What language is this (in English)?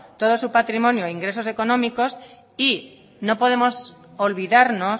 Spanish